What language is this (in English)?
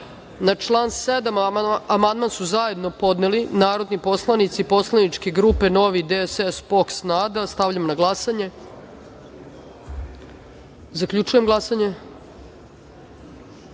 Serbian